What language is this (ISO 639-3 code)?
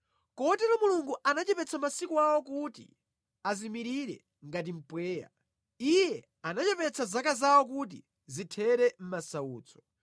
nya